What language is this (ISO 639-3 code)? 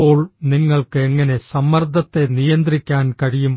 mal